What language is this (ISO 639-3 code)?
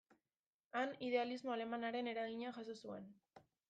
eus